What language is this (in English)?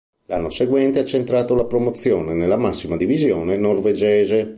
Italian